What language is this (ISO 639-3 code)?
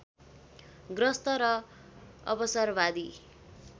nep